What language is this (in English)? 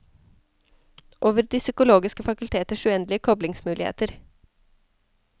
Norwegian